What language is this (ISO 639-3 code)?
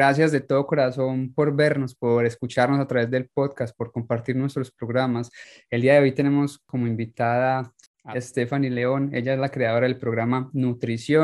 spa